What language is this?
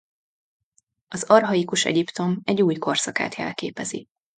Hungarian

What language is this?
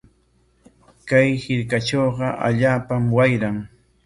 Corongo Ancash Quechua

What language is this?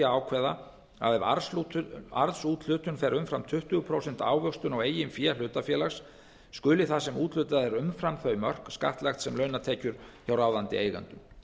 Icelandic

